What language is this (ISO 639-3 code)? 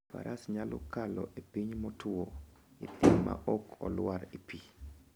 luo